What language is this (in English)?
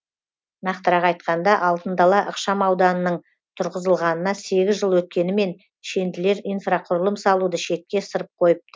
Kazakh